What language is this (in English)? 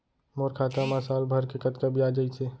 Chhattisgarhi